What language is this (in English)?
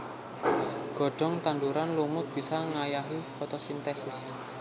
Javanese